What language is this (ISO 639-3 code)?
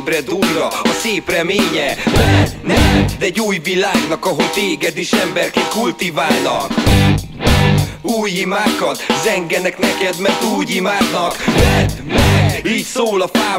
hun